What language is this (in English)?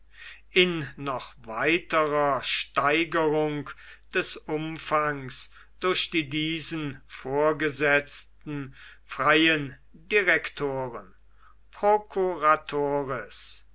German